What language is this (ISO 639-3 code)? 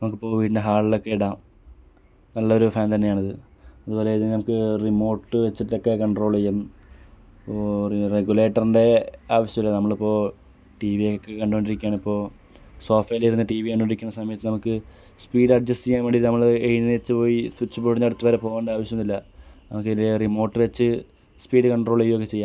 mal